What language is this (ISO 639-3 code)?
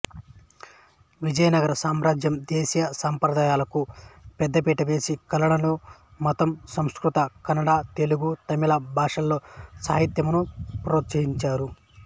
tel